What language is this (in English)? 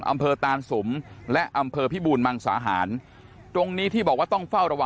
Thai